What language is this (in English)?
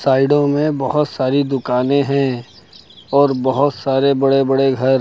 Hindi